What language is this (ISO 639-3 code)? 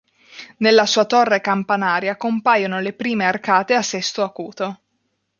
ita